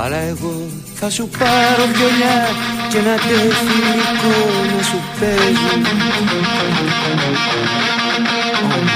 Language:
Greek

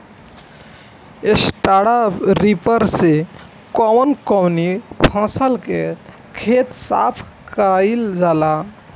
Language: Bhojpuri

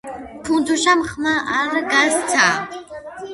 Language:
Georgian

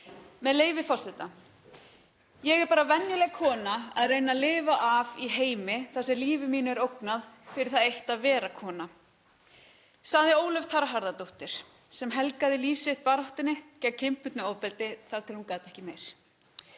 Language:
Icelandic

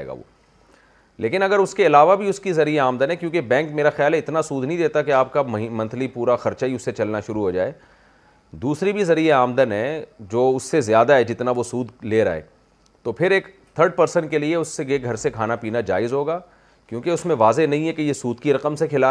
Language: Urdu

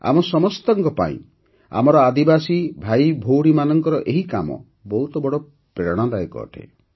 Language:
Odia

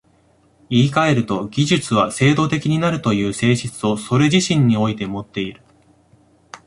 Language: Japanese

